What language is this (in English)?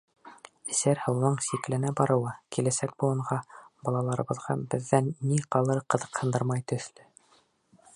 Bashkir